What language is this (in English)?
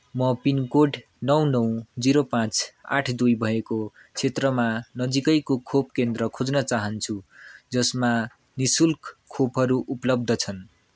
Nepali